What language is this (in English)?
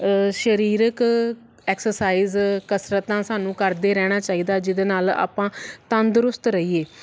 Punjabi